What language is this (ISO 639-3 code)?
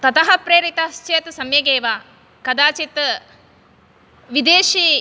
san